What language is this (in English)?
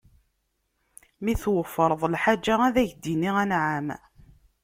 Kabyle